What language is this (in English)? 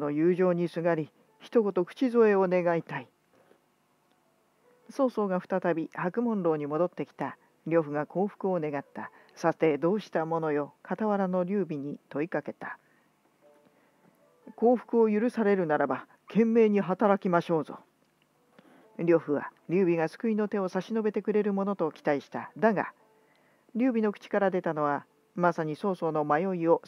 Japanese